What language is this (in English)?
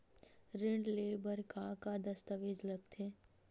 Chhattisgarhi